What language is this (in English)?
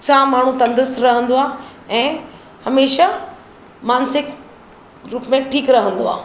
Sindhi